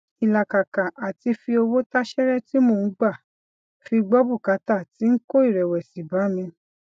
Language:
Yoruba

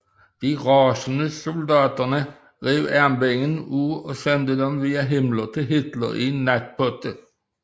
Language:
Danish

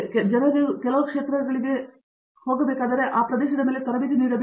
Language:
Kannada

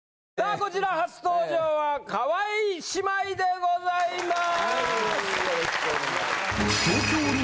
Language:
Japanese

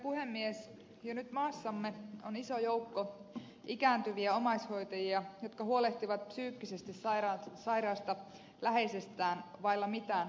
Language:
Finnish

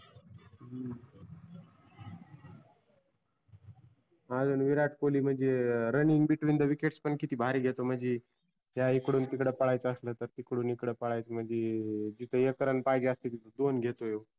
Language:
Marathi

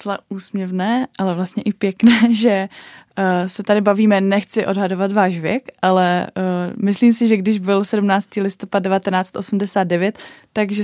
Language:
Czech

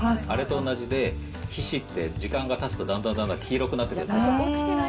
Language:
Japanese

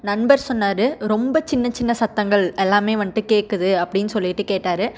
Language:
Tamil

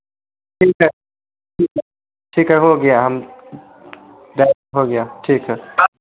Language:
Hindi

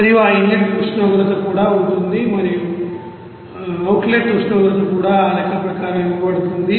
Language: Telugu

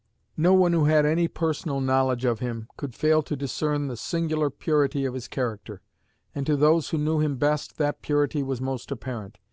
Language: English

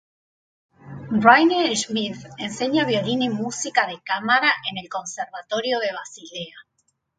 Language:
Spanish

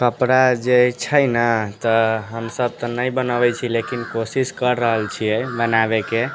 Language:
Maithili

